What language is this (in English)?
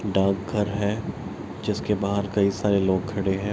Hindi